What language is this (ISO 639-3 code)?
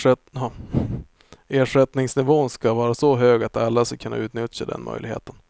swe